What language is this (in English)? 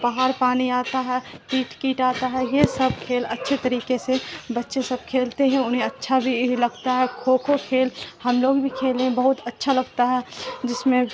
Urdu